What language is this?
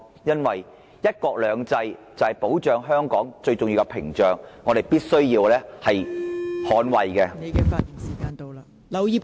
Cantonese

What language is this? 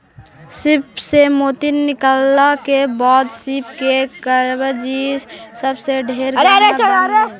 Magahi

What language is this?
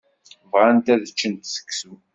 Kabyle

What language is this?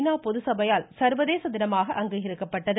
Tamil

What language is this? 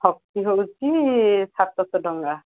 Odia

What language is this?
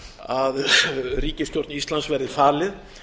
Icelandic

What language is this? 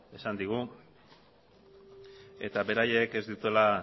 Basque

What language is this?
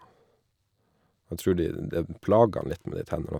Norwegian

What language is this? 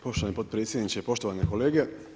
Croatian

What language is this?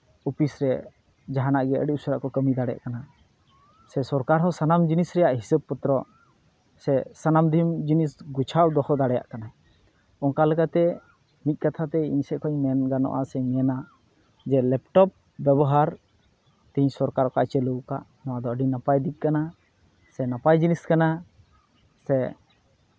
Santali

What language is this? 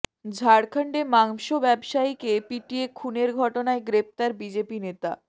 Bangla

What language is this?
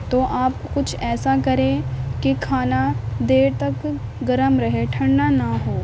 Urdu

